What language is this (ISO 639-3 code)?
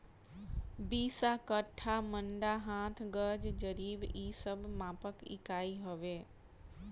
bho